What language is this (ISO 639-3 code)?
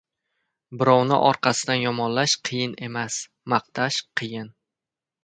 uzb